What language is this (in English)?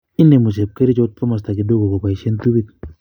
Kalenjin